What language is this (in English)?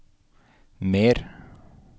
Norwegian